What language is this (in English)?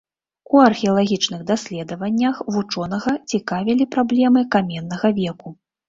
Belarusian